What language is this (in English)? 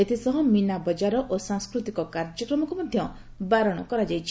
Odia